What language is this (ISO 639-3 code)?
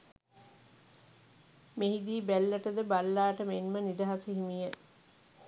sin